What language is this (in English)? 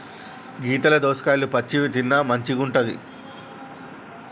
Telugu